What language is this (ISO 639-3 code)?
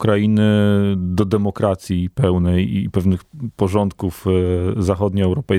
pol